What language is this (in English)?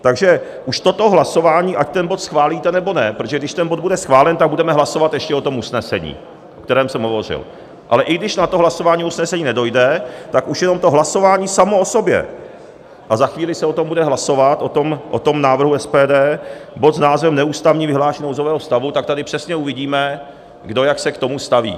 Czech